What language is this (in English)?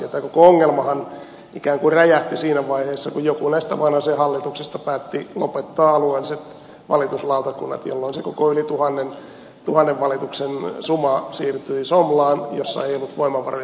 Finnish